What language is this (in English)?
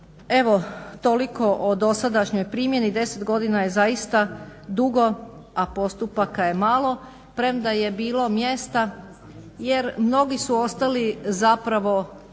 Croatian